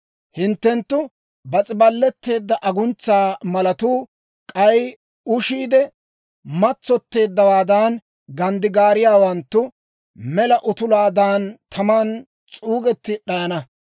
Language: Dawro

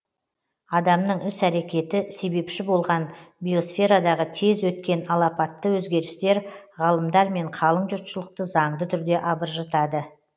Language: Kazakh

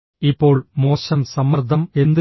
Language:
Malayalam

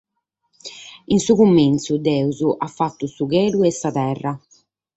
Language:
Sardinian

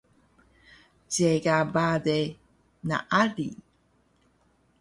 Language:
Taroko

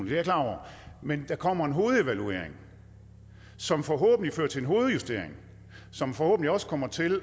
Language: Danish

